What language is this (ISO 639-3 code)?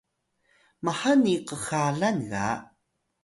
tay